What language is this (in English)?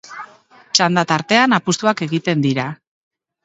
Basque